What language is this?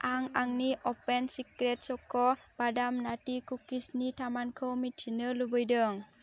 Bodo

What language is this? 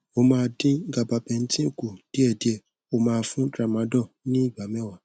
Yoruba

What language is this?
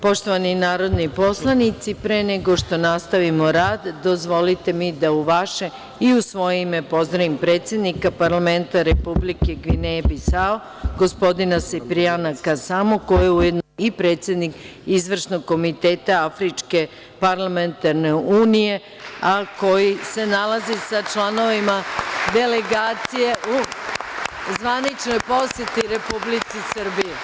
Serbian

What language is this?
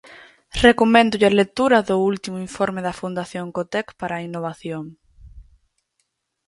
Galician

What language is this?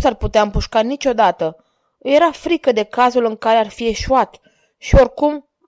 Romanian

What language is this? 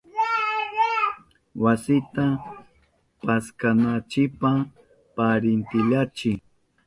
Southern Pastaza Quechua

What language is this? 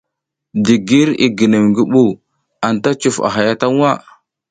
South Giziga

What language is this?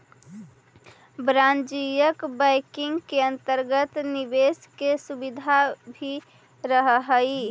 Magahi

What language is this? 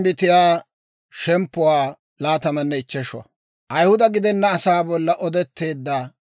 Dawro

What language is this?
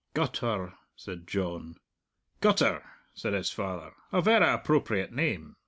English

